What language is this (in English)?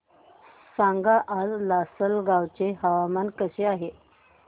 Marathi